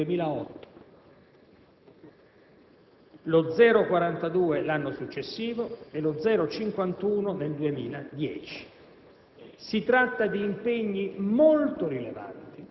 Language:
Italian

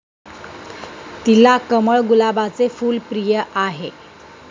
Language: Marathi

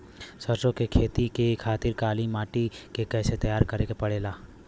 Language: Bhojpuri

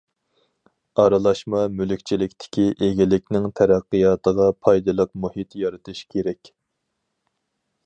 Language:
Uyghur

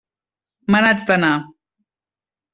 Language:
Catalan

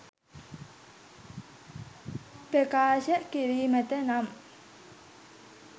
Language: Sinhala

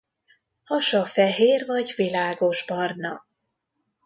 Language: Hungarian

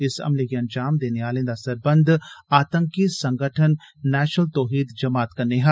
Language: Dogri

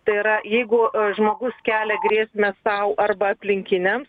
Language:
Lithuanian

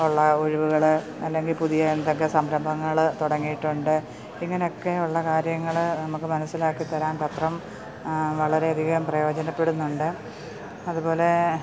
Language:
Malayalam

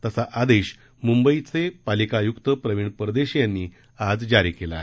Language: Marathi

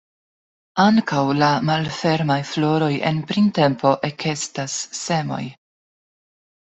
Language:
Esperanto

